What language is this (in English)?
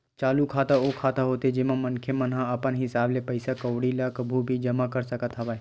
Chhattisgarhi